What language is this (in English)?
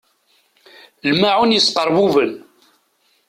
Kabyle